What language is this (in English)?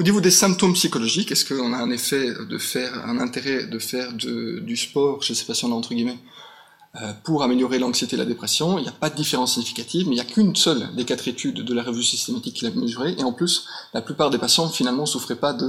French